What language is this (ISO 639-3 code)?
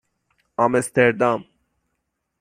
fas